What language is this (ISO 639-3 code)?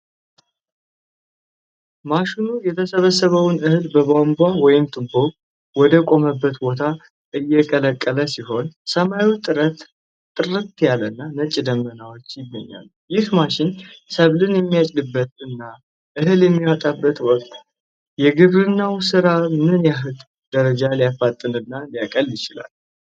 amh